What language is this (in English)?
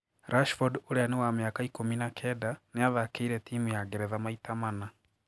Kikuyu